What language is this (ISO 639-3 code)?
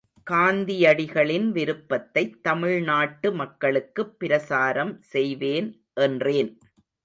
tam